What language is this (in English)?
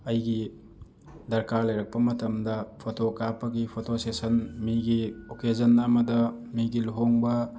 Manipuri